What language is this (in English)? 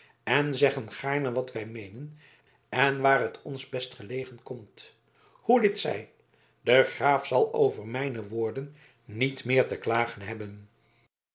Dutch